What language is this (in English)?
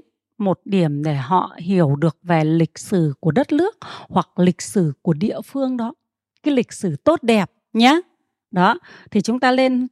Vietnamese